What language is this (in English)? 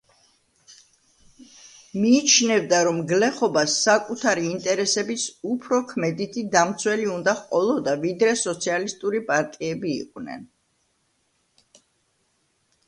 Georgian